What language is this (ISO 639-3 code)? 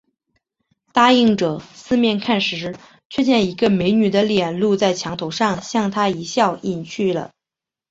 zho